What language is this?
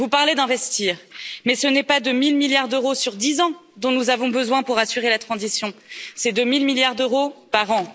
French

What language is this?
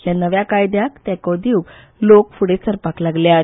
Konkani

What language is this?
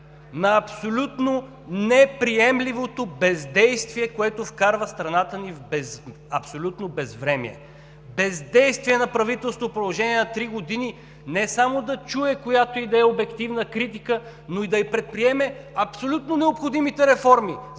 Bulgarian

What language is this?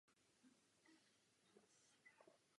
Czech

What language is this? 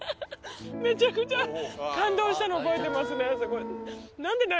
Japanese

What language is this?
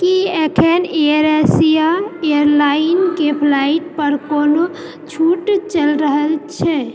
Maithili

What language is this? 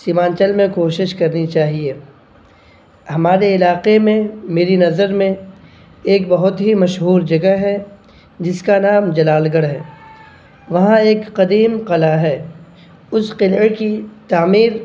Urdu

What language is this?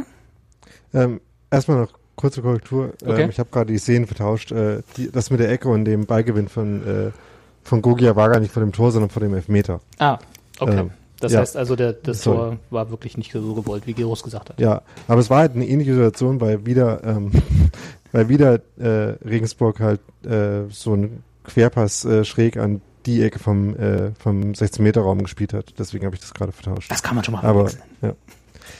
German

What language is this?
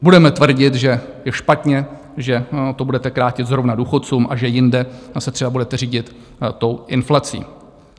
Czech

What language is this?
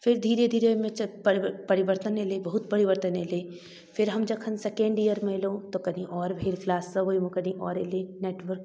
Maithili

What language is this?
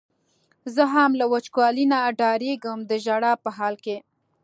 Pashto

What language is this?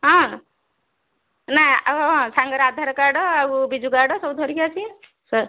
Odia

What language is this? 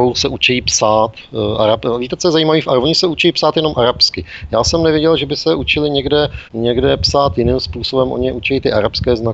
Czech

